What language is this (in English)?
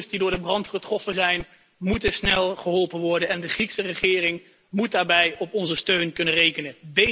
Dutch